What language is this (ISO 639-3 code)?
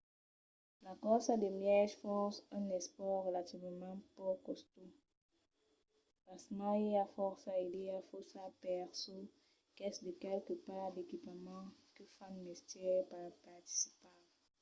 oci